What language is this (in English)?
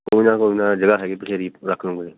Punjabi